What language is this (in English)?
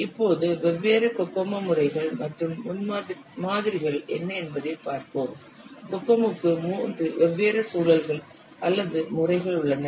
Tamil